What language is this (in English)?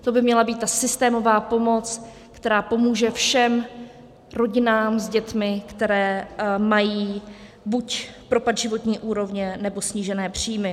Czech